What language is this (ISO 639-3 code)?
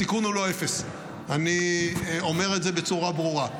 heb